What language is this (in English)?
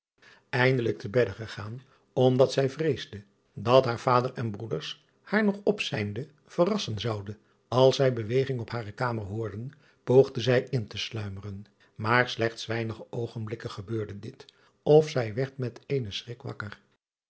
Dutch